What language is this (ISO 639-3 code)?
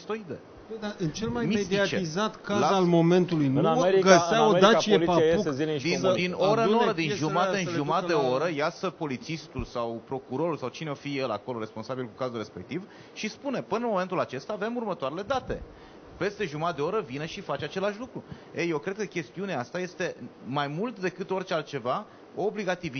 ron